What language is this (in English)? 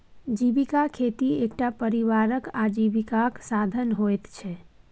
Maithili